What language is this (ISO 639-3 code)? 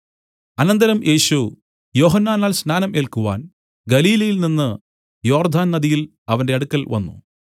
mal